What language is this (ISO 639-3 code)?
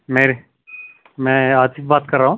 urd